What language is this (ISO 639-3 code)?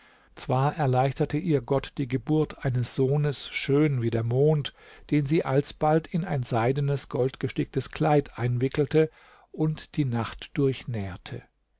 deu